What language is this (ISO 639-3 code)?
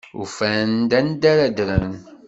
kab